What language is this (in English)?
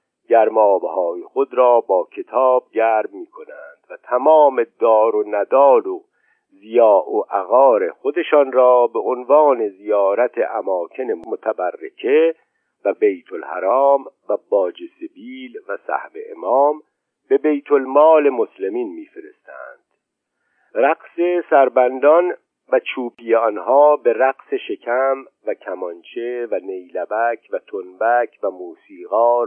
Persian